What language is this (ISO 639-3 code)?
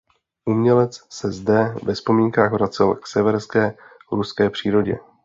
ces